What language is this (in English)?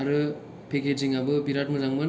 Bodo